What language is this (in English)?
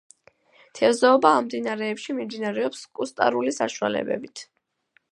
Georgian